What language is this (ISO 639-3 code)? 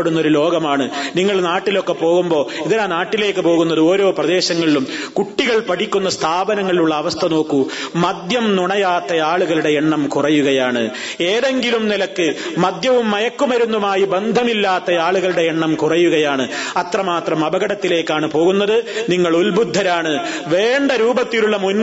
mal